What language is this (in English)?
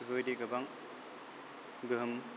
Bodo